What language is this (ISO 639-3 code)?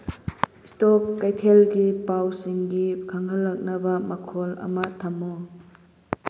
mni